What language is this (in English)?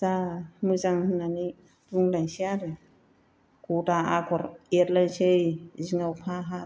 Bodo